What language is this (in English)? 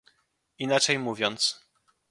Polish